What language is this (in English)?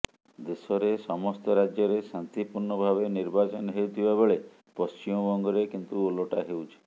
Odia